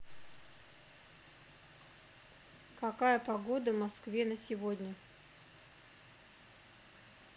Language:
Russian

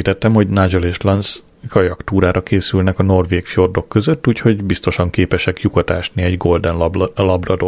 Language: Hungarian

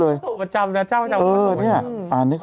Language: Thai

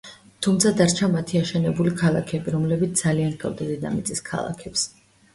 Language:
Georgian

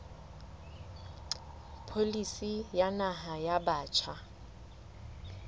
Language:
Southern Sotho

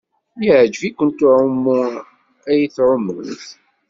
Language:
Kabyle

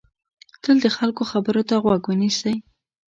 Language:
Pashto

